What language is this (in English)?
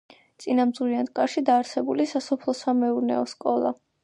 Georgian